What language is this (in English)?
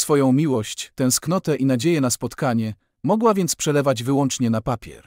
Polish